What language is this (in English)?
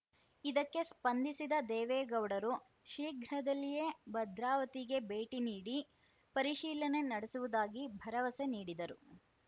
Kannada